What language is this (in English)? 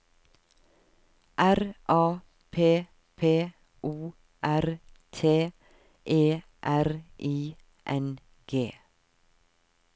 Norwegian